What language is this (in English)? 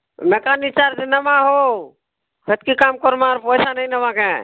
Odia